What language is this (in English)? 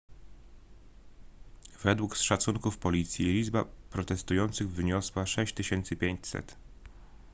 Polish